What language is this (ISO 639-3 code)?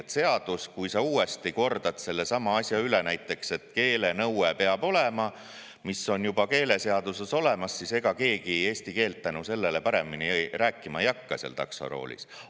est